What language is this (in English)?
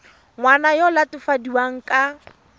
Tswana